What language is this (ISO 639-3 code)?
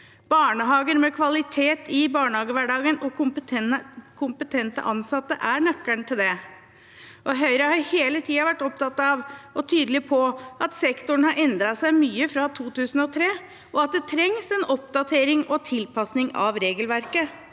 nor